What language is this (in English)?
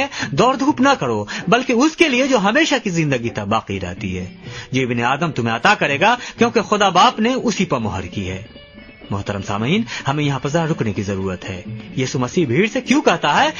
Urdu